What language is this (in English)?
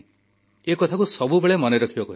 Odia